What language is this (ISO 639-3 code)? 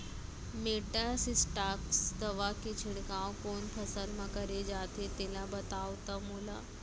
hne